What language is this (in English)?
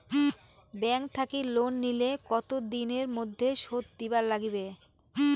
Bangla